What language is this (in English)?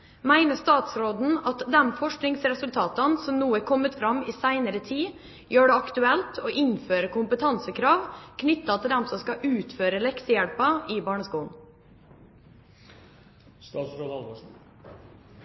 Norwegian Bokmål